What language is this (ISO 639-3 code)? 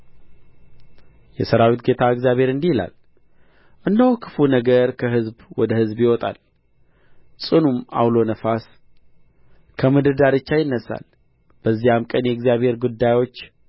amh